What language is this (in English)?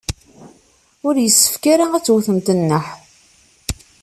Kabyle